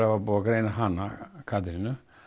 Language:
Icelandic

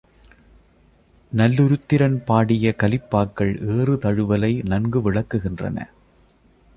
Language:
Tamil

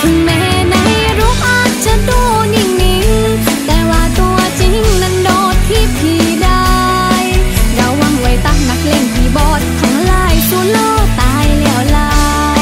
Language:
Thai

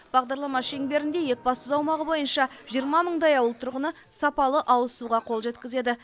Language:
Kazakh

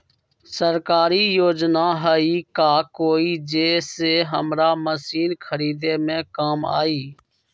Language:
Magahi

